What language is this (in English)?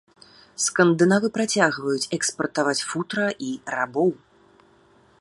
Belarusian